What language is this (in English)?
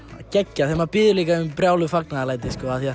Icelandic